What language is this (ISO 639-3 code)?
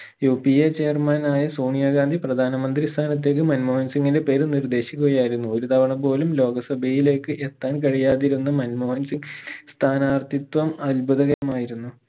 mal